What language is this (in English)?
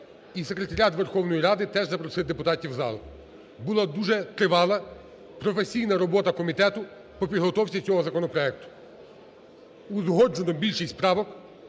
Ukrainian